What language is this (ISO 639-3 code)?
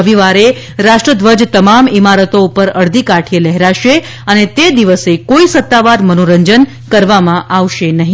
guj